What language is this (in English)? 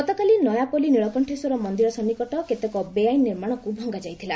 Odia